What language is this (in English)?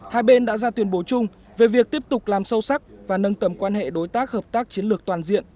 Vietnamese